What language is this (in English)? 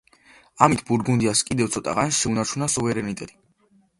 Georgian